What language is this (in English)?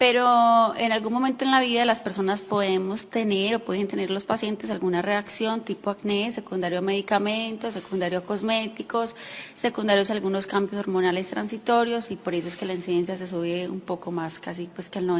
Spanish